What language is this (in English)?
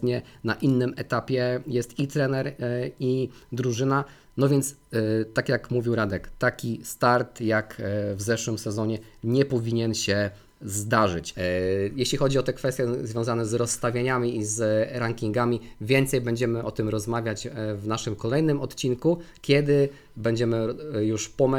Polish